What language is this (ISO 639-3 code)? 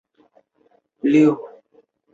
zho